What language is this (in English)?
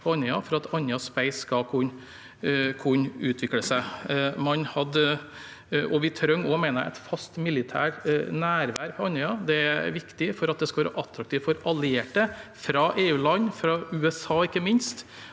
Norwegian